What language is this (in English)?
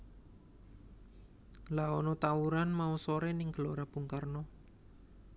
Javanese